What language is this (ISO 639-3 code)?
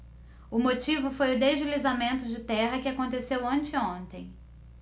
por